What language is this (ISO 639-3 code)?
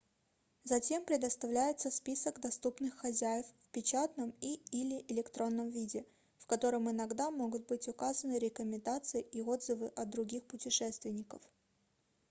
rus